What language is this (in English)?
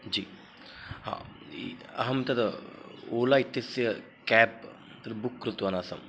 Sanskrit